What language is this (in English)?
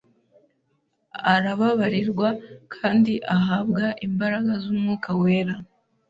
Kinyarwanda